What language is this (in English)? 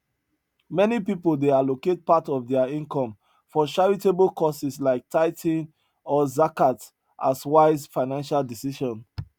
Nigerian Pidgin